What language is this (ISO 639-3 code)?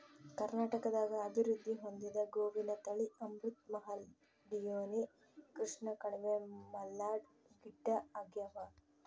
kan